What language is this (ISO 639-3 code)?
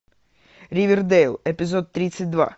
rus